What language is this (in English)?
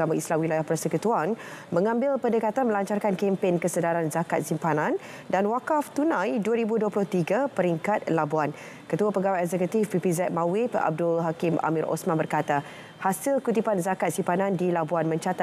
Malay